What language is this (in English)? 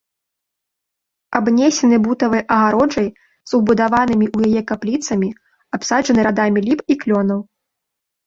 Belarusian